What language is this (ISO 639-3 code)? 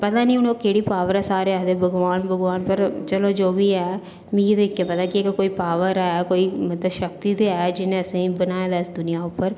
doi